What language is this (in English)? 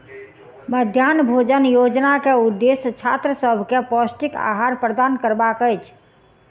Maithili